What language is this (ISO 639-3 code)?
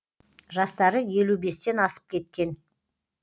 kaz